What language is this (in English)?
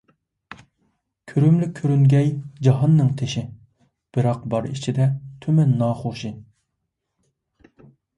Uyghur